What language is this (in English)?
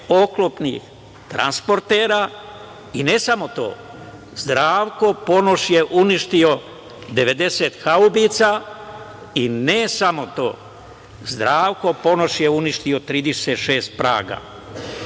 Serbian